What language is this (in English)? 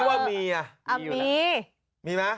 Thai